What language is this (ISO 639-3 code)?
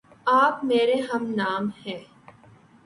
urd